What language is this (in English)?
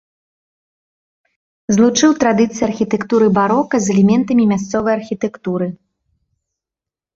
Belarusian